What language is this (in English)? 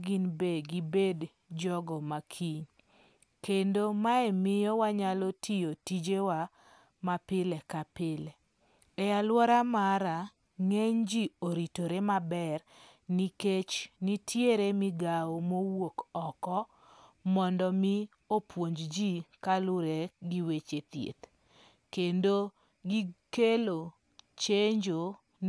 Luo (Kenya and Tanzania)